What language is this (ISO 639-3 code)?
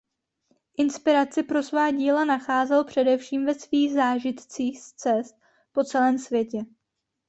ces